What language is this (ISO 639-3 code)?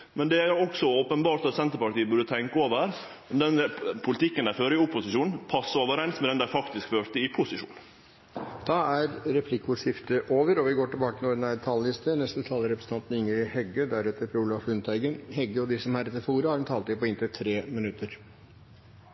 nor